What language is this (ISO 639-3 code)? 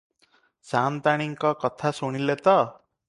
ori